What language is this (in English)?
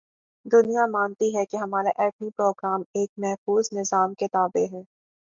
Urdu